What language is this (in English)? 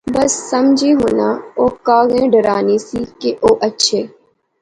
Pahari-Potwari